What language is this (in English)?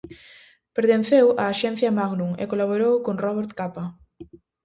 Galician